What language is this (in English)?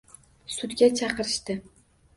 Uzbek